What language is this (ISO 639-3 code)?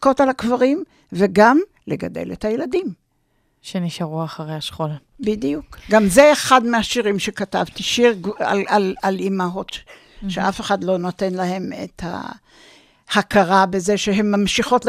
heb